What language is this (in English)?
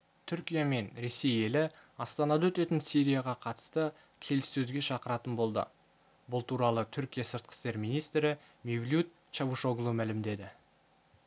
Kazakh